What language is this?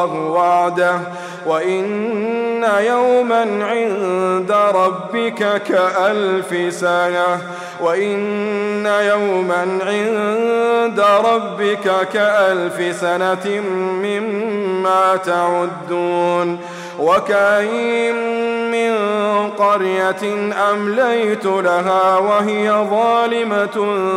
Arabic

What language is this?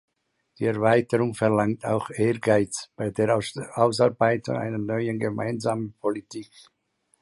German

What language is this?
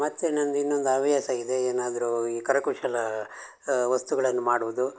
Kannada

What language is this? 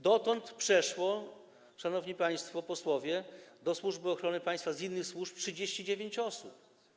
Polish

